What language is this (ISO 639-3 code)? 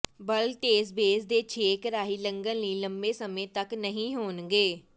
pan